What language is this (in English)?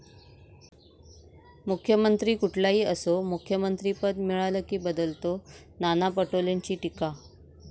Marathi